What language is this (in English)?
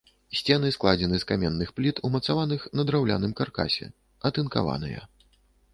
Belarusian